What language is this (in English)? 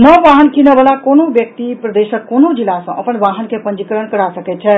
Maithili